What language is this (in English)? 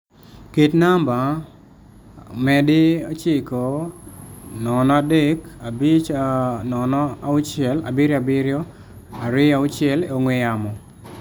Luo (Kenya and Tanzania)